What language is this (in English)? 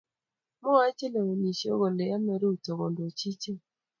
Kalenjin